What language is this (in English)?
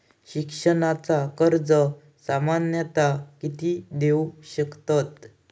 Marathi